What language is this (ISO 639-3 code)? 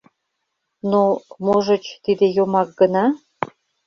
chm